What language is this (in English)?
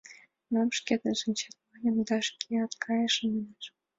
Mari